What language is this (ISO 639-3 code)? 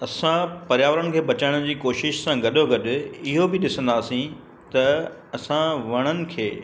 snd